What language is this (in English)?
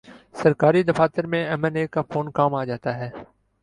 Urdu